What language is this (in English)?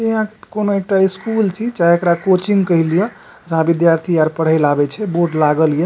Maithili